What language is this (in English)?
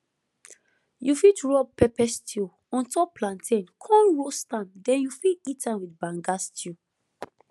Nigerian Pidgin